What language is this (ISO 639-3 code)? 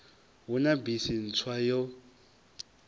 ven